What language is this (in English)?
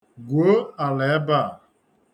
Igbo